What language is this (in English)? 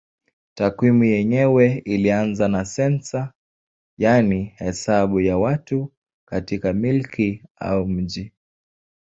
Swahili